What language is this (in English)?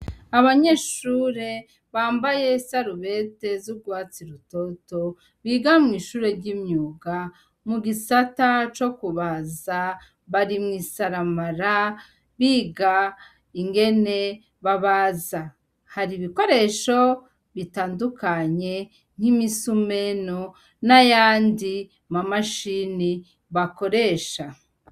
Rundi